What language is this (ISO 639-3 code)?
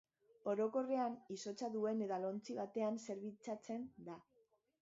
eus